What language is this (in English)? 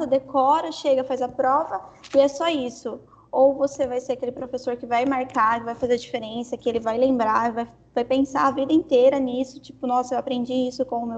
Portuguese